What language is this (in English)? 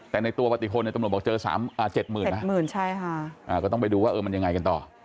Thai